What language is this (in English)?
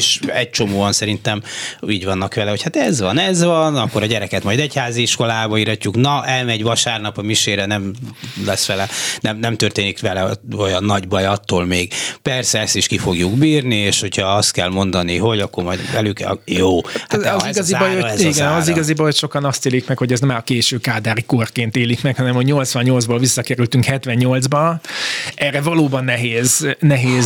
Hungarian